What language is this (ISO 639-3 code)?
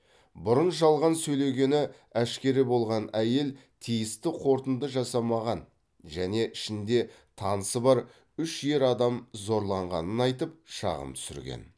kaz